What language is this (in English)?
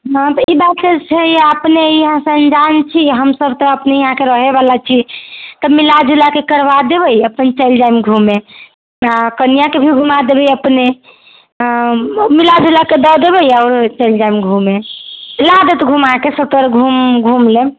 Maithili